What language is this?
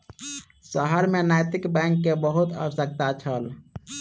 Maithili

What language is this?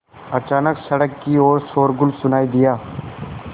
Hindi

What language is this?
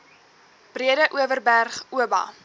Afrikaans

